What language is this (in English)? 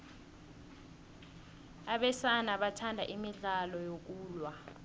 South Ndebele